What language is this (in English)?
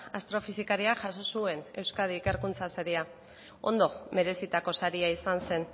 Basque